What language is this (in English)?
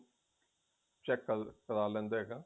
Punjabi